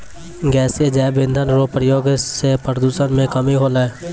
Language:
Maithili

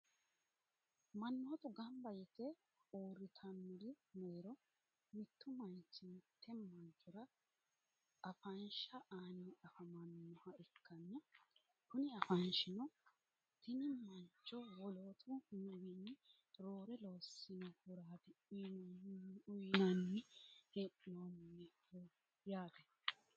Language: Sidamo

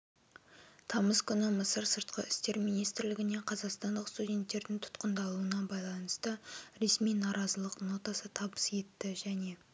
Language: Kazakh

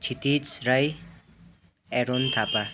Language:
Nepali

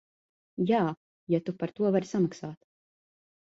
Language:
Latvian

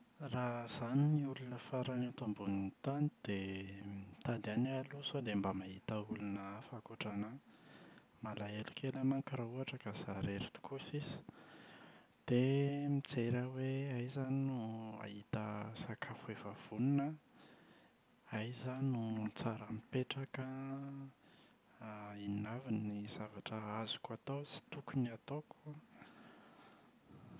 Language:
Malagasy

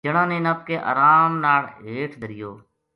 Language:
Gujari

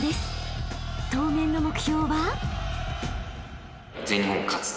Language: Japanese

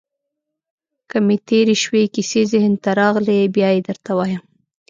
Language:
Pashto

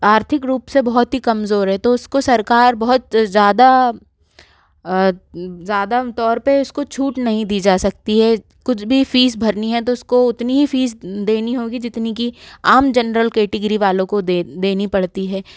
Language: Hindi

